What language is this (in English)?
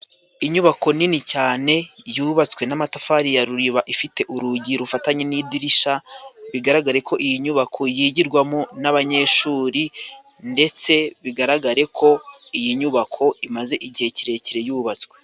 Kinyarwanda